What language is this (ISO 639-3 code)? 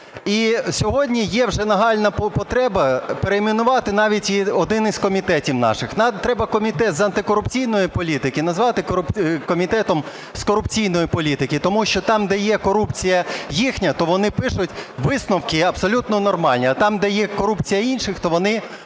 ukr